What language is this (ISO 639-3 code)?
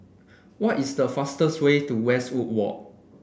eng